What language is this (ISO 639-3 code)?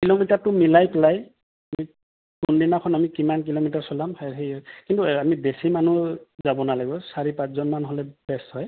asm